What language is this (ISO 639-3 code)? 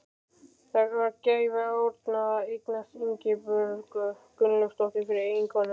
isl